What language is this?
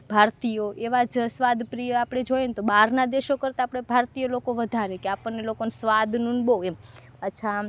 Gujarati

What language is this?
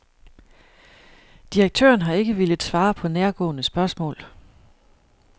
Danish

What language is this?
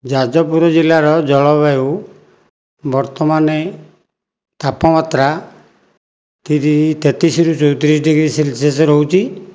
Odia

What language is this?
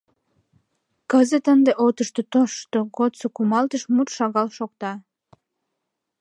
Mari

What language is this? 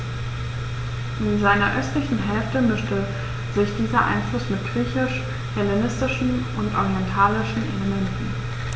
German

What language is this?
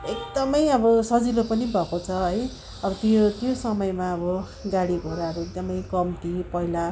Nepali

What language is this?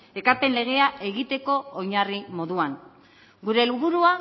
Basque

